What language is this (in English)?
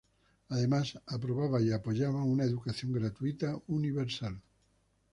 Spanish